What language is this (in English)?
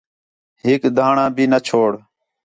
Khetrani